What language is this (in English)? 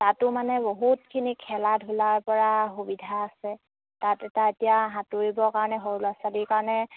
Assamese